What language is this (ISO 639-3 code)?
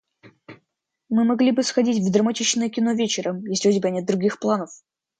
rus